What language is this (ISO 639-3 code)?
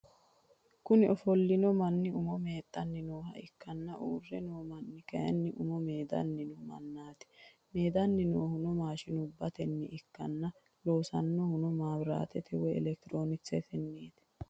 sid